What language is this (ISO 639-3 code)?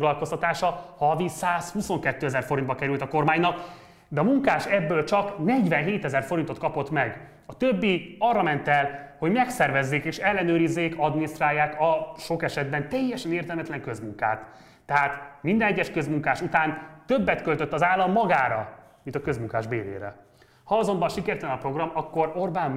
hun